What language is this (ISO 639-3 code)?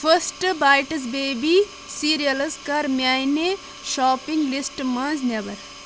kas